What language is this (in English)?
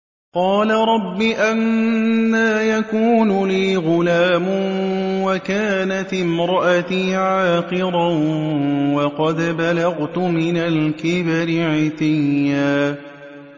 Arabic